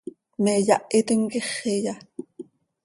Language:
Seri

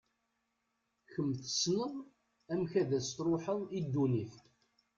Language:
Kabyle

